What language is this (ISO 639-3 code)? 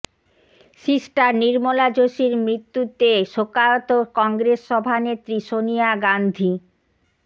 ben